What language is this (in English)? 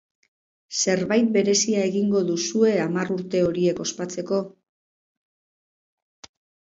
Basque